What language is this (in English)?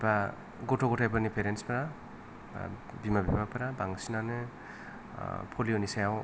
Bodo